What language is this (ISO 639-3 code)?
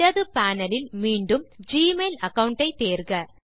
tam